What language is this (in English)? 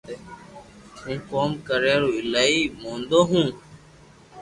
Loarki